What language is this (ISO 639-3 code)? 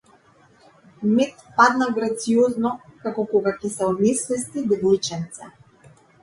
mkd